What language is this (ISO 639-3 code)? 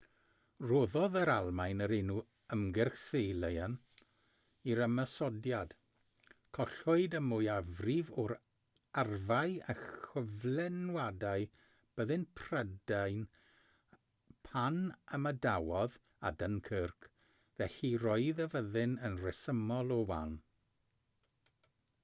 cym